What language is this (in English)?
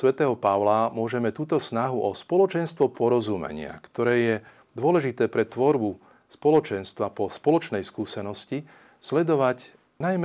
Slovak